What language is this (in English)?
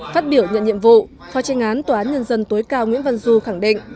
Vietnamese